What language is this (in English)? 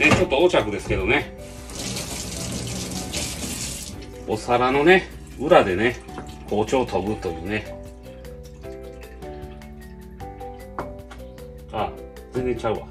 Japanese